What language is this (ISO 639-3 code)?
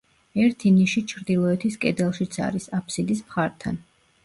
kat